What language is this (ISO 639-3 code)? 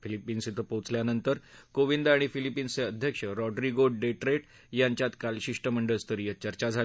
mar